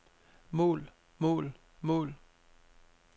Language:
Danish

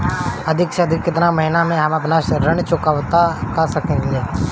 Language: Bhojpuri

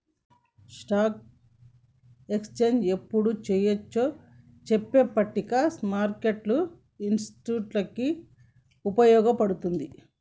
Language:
Telugu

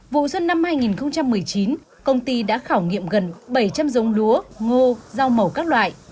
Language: Vietnamese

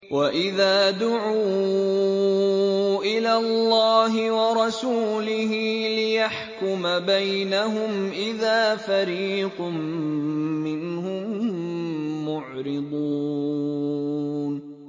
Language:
Arabic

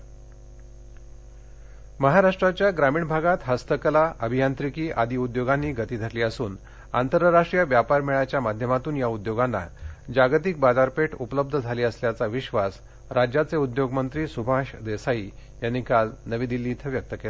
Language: Marathi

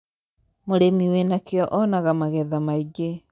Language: Kikuyu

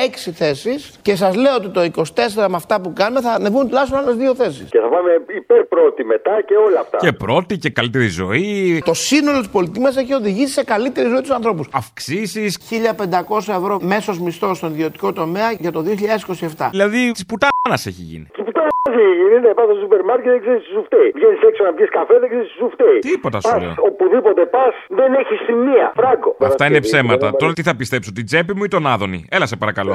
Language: Greek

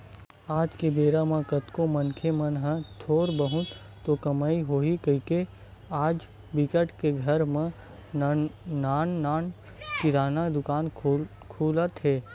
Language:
Chhattisgarhi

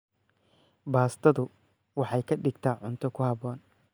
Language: Somali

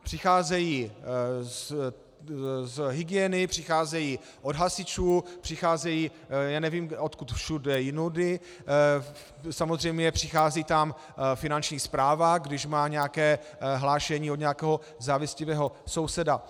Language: Czech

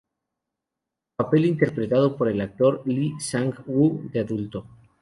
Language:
Spanish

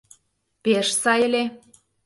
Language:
Mari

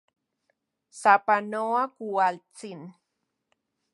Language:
Central Puebla Nahuatl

